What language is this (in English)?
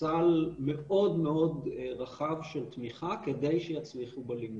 Hebrew